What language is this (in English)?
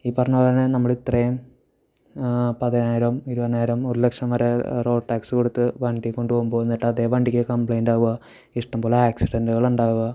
Malayalam